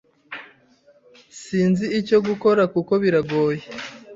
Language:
Kinyarwanda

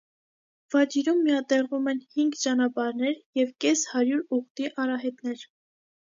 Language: Armenian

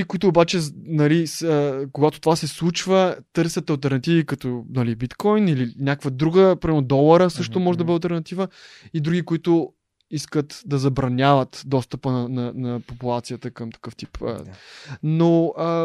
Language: Bulgarian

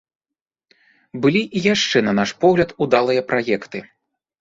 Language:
Belarusian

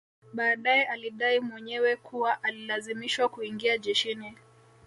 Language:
Swahili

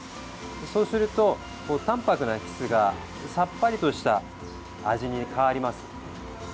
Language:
Japanese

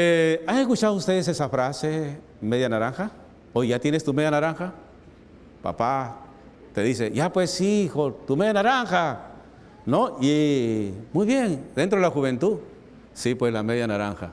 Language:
Spanish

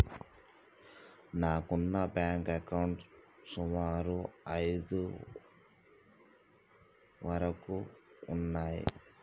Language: Telugu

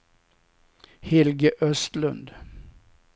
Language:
Swedish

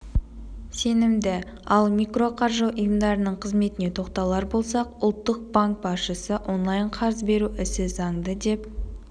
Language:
Kazakh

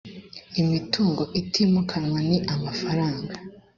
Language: Kinyarwanda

